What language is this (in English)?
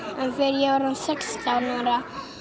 Icelandic